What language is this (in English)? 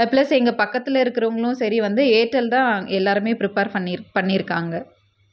Tamil